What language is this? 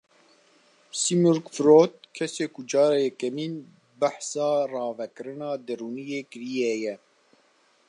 Kurdish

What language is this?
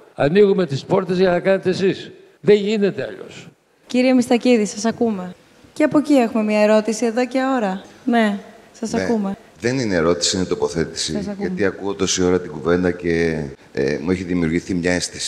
Greek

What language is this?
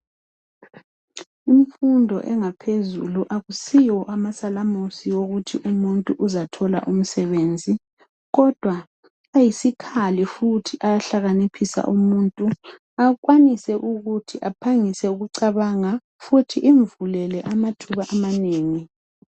North Ndebele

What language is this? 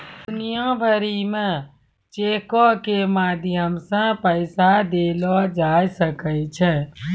Maithili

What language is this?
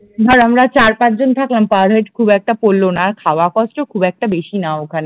Bangla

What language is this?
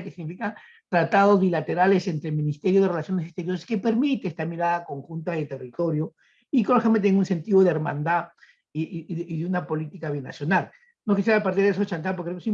Spanish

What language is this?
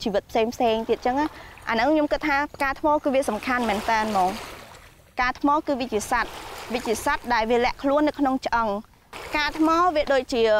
Vietnamese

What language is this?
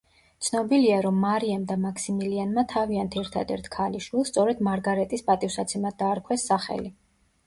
Georgian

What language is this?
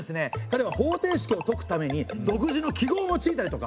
Japanese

